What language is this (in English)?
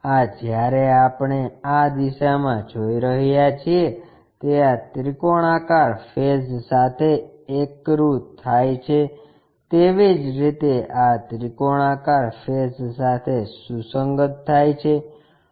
Gujarati